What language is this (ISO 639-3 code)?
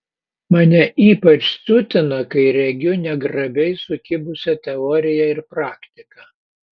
lit